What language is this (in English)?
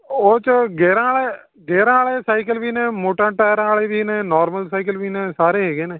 Punjabi